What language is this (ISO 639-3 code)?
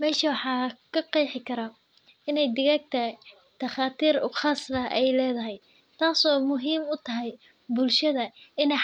som